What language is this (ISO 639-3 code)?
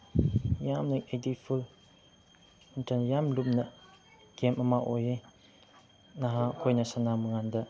mni